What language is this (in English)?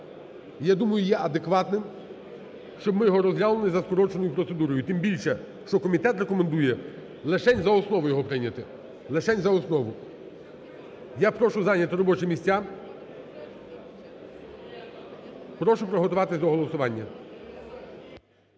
Ukrainian